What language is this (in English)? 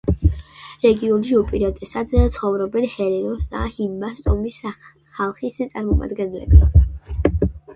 Georgian